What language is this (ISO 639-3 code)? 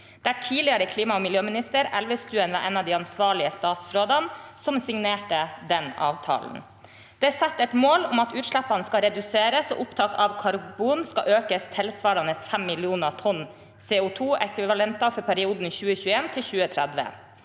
nor